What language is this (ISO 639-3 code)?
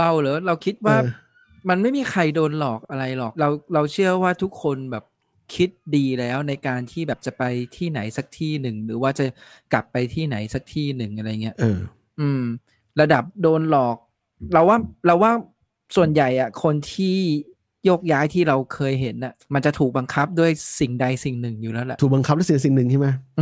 tha